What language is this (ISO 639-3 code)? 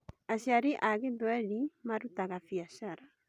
kik